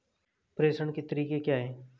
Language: Hindi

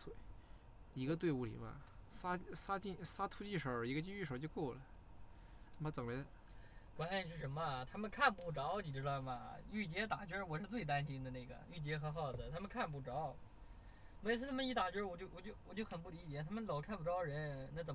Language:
Chinese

